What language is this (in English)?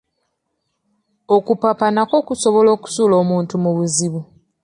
Ganda